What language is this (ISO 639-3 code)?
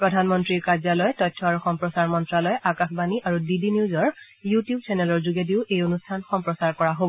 asm